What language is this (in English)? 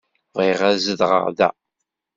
Kabyle